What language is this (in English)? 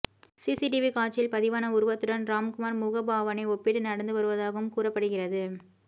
Tamil